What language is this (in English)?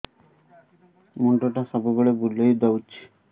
Odia